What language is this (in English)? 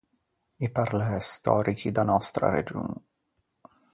Ligurian